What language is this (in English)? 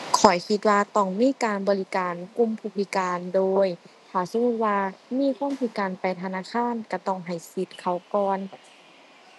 Thai